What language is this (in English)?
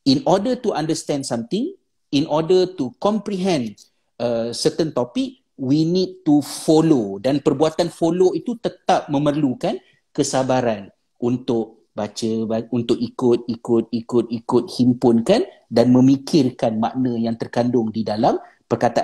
Malay